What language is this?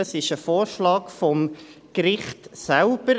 Swiss German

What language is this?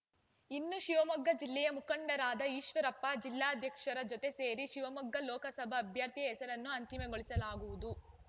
Kannada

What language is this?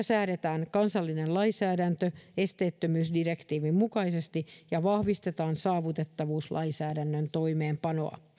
Finnish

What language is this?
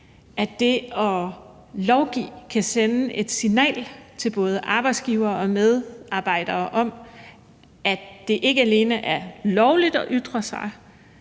Danish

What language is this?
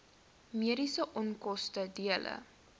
Afrikaans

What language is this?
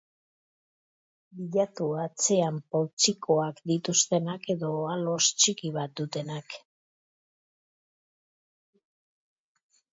Basque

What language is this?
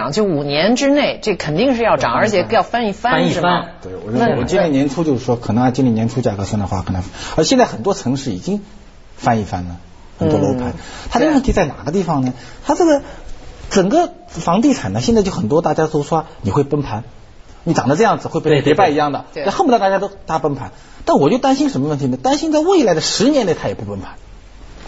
Chinese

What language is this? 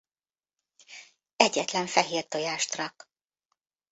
Hungarian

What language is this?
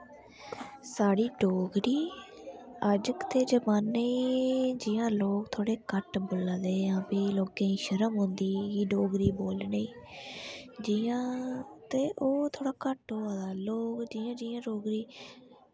Dogri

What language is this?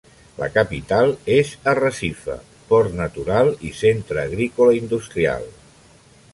Catalan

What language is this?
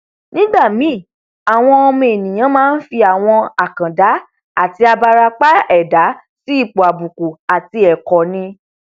Yoruba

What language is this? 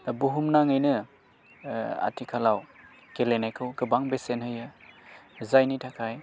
Bodo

